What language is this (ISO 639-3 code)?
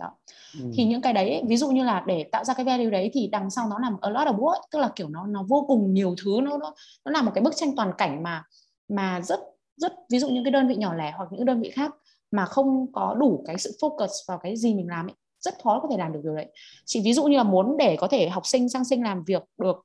vie